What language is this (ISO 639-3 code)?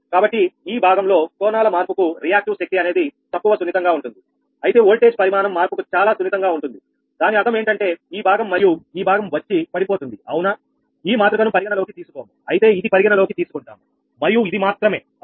tel